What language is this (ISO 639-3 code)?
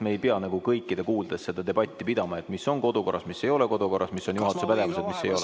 est